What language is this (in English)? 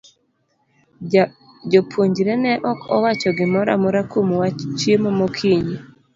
Luo (Kenya and Tanzania)